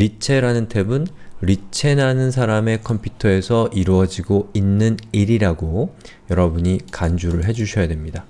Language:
Korean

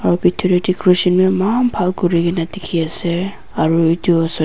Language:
Naga Pidgin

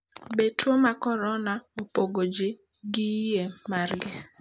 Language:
Luo (Kenya and Tanzania)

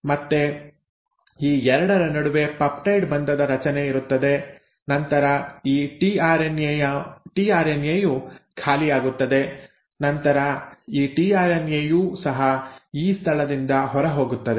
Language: Kannada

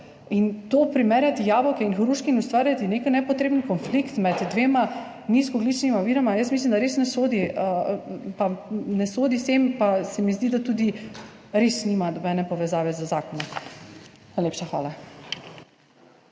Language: Slovenian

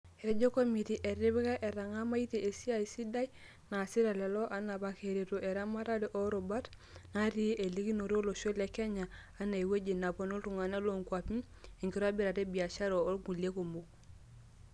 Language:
Masai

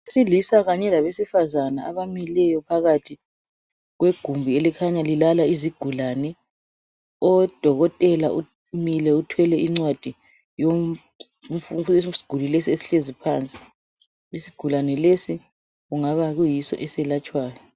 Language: North Ndebele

